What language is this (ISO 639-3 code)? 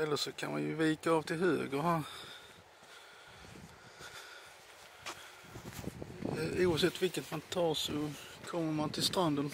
swe